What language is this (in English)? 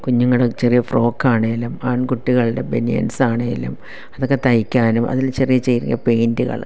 Malayalam